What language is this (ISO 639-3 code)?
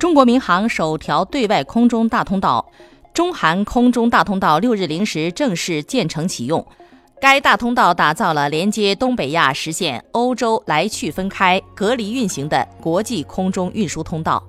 zho